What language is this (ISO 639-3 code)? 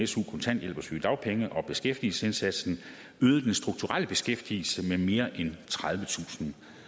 dan